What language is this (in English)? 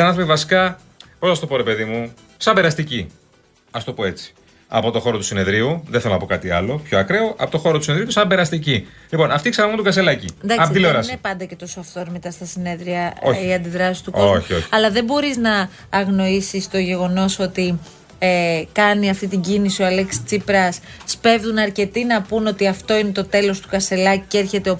Greek